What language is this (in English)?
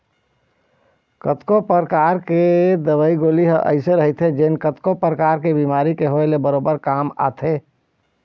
Chhattisgarhi